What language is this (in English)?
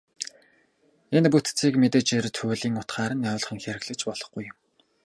Mongolian